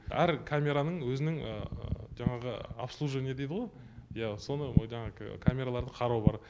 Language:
Kazakh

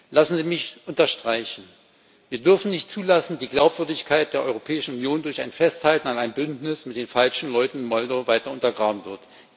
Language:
German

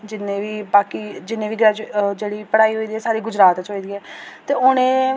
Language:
Dogri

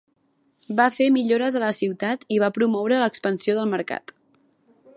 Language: Catalan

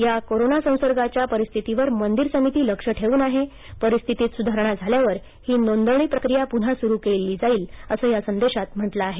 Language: Marathi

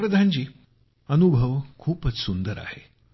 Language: Marathi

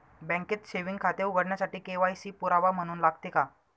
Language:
Marathi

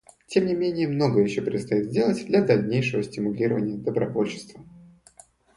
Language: Russian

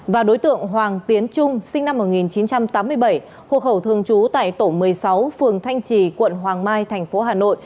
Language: Vietnamese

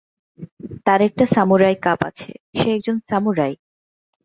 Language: Bangla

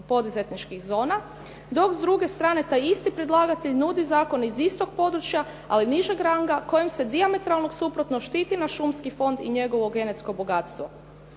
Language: Croatian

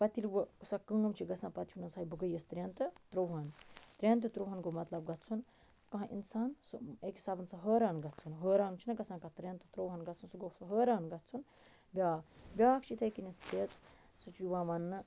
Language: Kashmiri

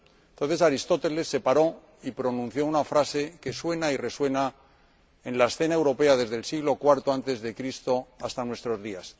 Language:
Spanish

